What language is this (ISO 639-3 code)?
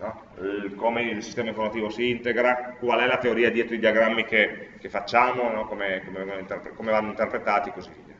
ita